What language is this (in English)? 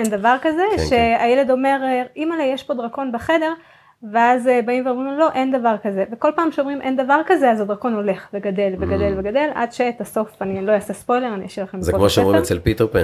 Hebrew